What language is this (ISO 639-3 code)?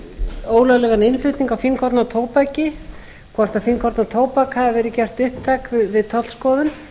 isl